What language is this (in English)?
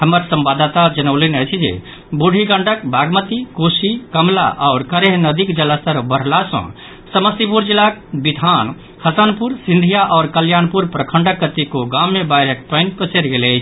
Maithili